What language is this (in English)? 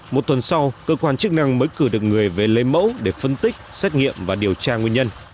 Vietnamese